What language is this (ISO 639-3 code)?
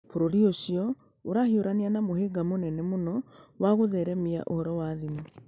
kik